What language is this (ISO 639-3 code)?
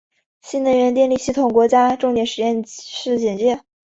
zho